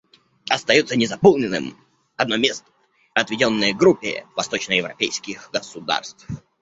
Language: Russian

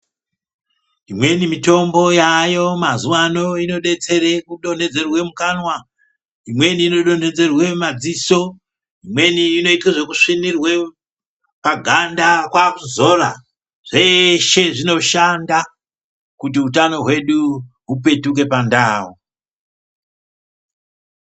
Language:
Ndau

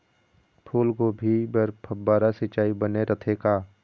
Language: Chhattisgarhi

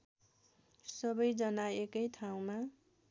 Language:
Nepali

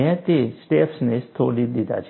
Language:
Gujarati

